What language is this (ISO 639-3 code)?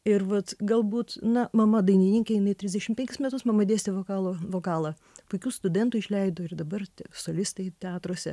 lit